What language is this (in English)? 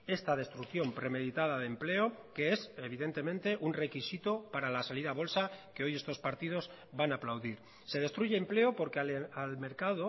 Spanish